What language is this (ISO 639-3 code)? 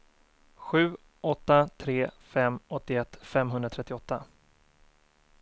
swe